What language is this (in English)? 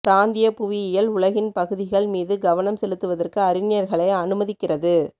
Tamil